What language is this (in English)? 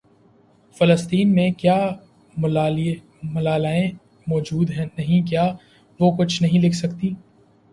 Urdu